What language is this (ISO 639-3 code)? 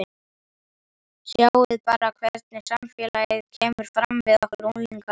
isl